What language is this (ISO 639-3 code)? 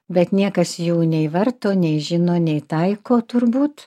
lit